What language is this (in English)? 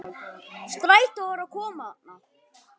Icelandic